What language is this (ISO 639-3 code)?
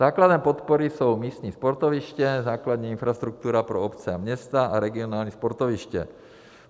ces